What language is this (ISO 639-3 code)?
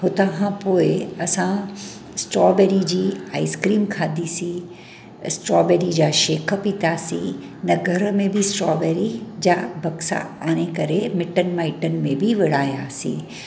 snd